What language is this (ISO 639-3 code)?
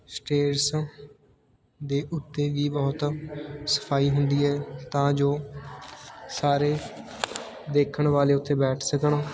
pan